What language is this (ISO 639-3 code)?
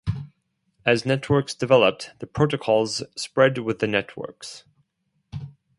eng